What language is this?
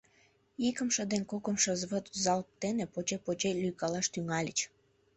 Mari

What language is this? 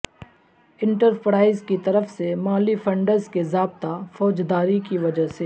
Urdu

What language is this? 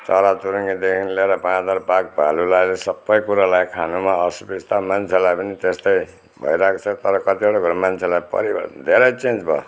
Nepali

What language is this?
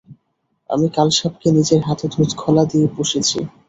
Bangla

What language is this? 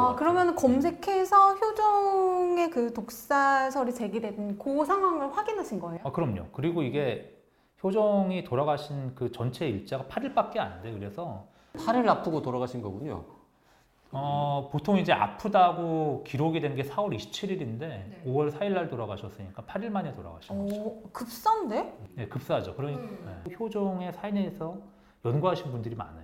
Korean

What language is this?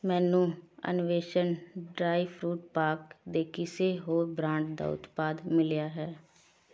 Punjabi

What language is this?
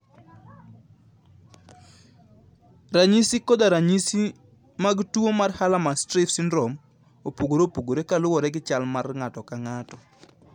Luo (Kenya and Tanzania)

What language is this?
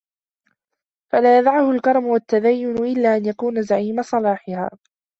Arabic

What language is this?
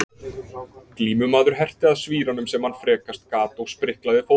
Icelandic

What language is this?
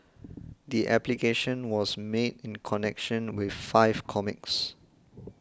English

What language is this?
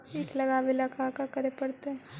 Magahi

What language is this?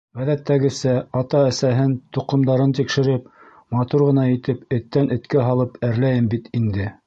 Bashkir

